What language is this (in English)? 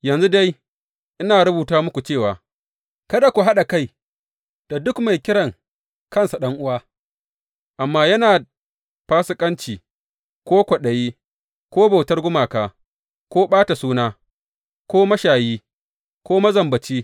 Hausa